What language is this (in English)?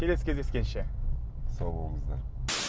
Kazakh